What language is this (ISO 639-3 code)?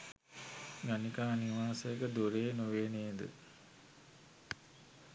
sin